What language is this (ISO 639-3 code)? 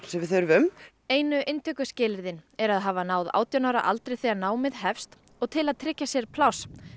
isl